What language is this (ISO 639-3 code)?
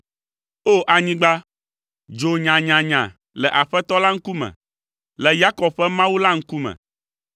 ewe